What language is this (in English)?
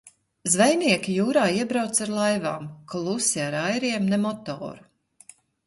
Latvian